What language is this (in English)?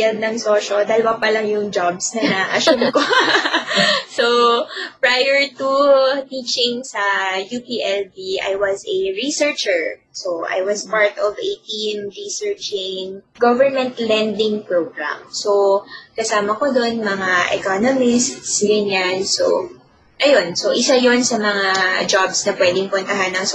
Filipino